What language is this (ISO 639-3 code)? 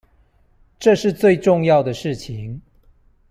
zho